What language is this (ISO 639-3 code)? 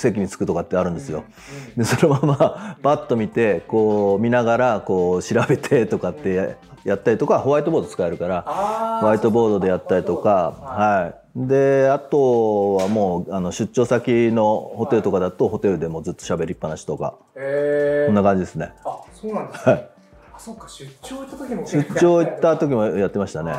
jpn